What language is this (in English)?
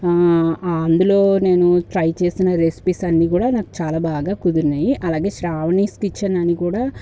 Telugu